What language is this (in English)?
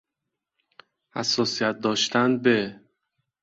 Persian